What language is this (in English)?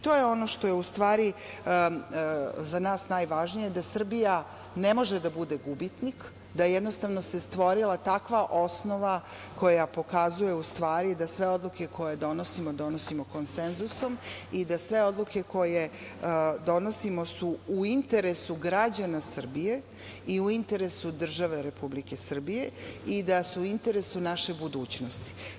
Serbian